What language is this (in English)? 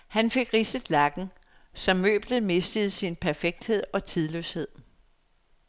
Danish